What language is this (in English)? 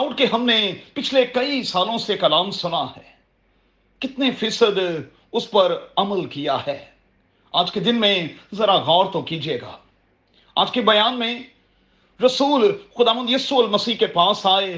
Urdu